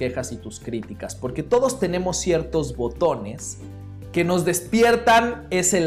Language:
Spanish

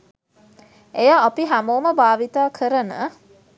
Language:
Sinhala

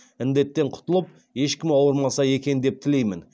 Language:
Kazakh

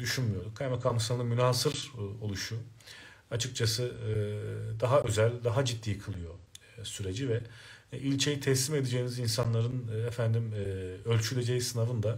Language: Turkish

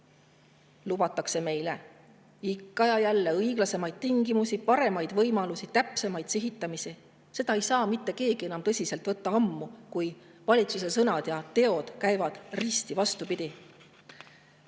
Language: Estonian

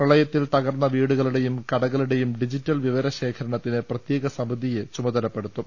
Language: Malayalam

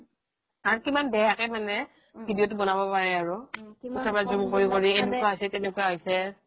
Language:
Assamese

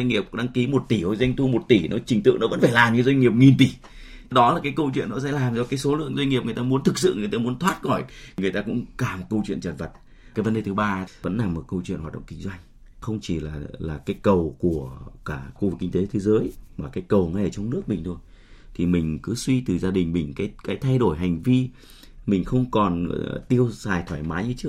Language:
Vietnamese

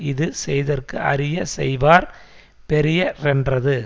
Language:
Tamil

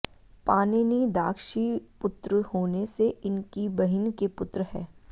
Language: Sanskrit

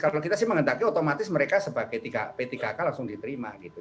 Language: Indonesian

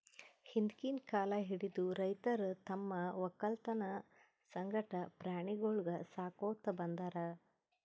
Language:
Kannada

